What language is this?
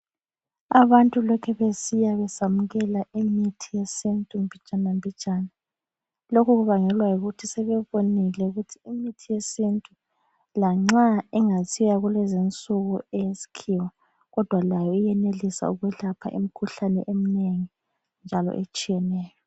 North Ndebele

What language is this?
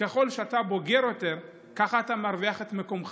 Hebrew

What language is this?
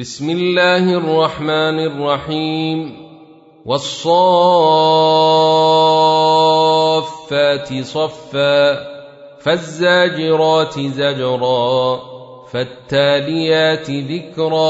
Arabic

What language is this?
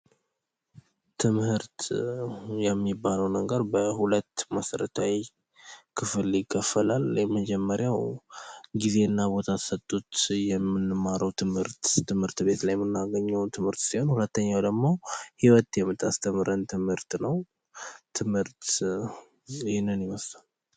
Amharic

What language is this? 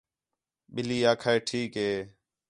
Khetrani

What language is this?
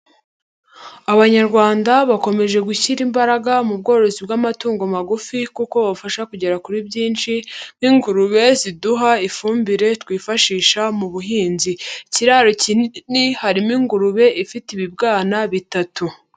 Kinyarwanda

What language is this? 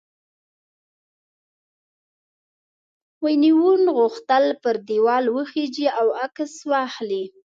Pashto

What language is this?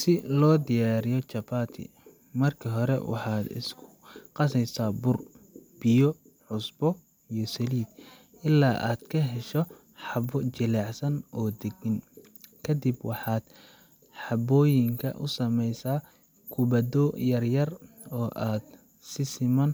Somali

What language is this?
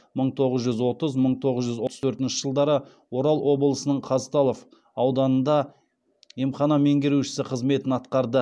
Kazakh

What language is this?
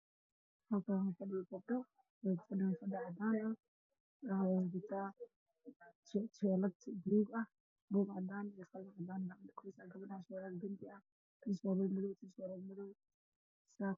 Somali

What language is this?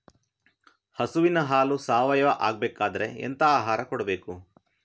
Kannada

